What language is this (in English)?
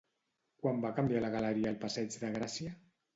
Catalan